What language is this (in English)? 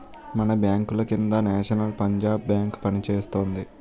Telugu